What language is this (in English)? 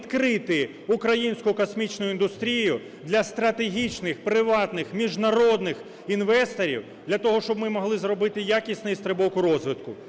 Ukrainian